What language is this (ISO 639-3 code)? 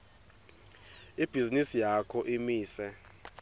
ssw